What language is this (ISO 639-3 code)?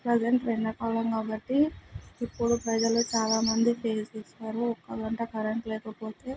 tel